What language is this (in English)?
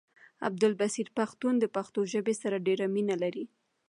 Pashto